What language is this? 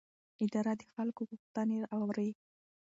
Pashto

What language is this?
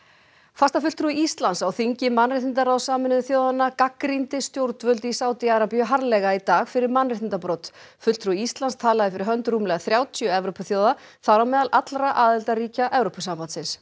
Icelandic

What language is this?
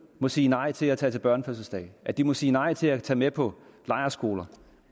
Danish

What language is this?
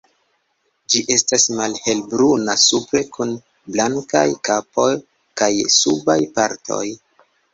Esperanto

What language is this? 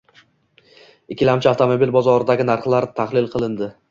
Uzbek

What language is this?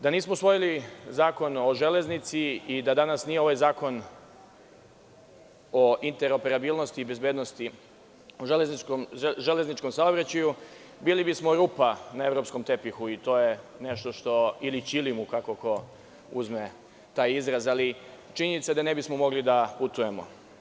Serbian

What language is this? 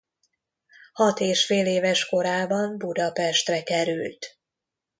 Hungarian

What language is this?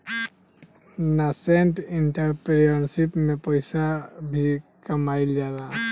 Bhojpuri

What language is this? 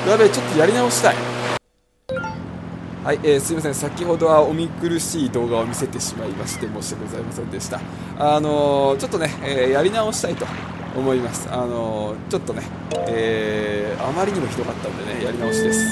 Japanese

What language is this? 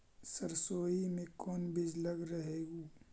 Magahi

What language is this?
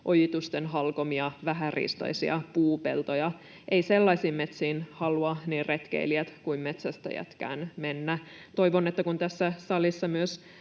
Finnish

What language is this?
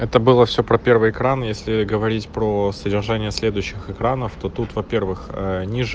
Russian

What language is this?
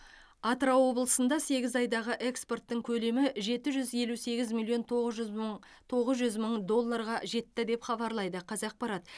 Kazakh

